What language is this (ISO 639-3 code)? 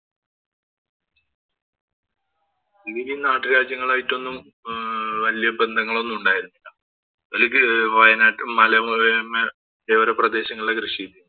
mal